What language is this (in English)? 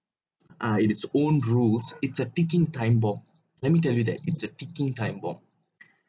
English